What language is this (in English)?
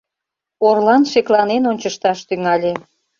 Mari